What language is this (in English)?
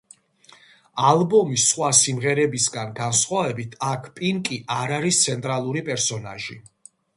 Georgian